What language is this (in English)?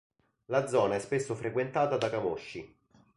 Italian